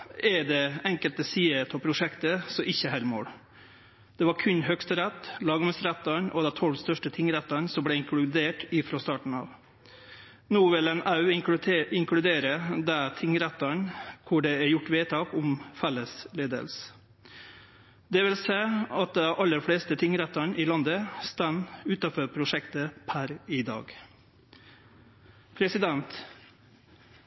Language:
Norwegian Nynorsk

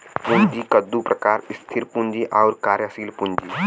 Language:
Bhojpuri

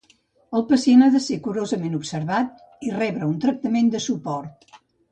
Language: Catalan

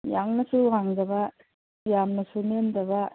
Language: Manipuri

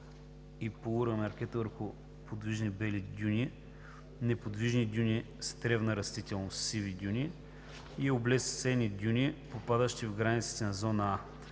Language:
Bulgarian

